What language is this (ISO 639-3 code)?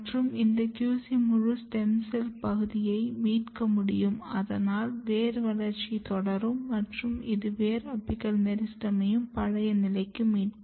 tam